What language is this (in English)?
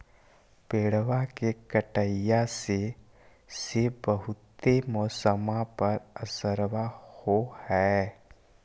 Magahi